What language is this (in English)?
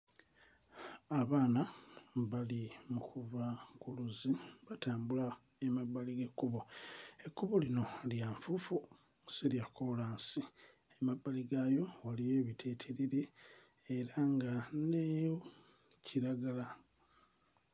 Ganda